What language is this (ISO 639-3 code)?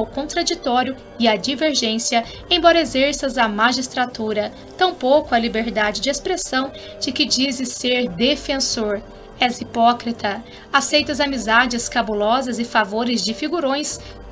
por